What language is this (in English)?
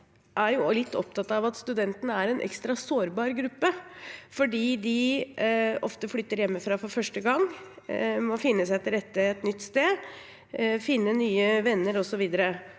Norwegian